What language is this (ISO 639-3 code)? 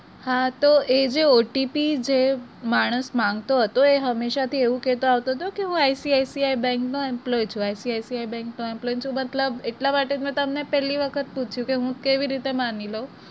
guj